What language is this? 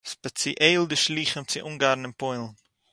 Yiddish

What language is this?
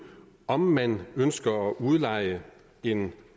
Danish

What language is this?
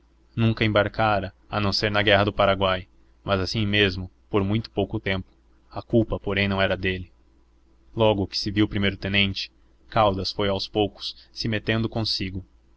Portuguese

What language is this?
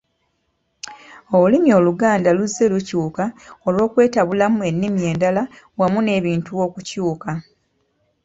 Ganda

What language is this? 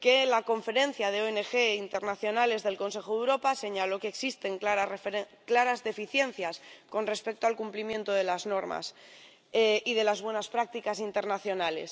Spanish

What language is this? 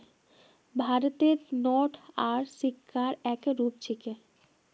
Magahi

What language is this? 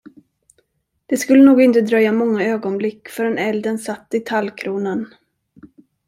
Swedish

